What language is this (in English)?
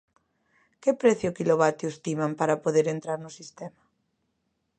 Galician